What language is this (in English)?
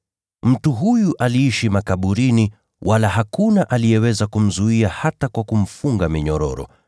Swahili